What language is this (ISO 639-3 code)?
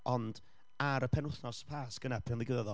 cym